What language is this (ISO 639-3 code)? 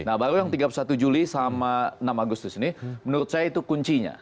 ind